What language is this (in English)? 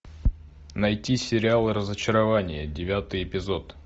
Russian